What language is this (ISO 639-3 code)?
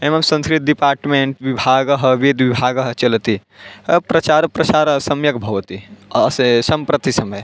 san